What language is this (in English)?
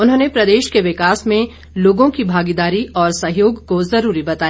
Hindi